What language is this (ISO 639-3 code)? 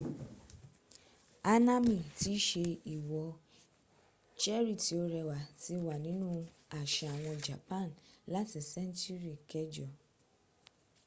yor